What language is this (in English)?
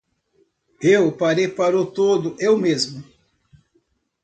Portuguese